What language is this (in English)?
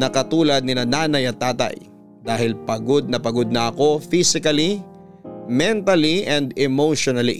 Filipino